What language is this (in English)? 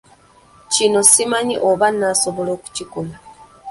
Ganda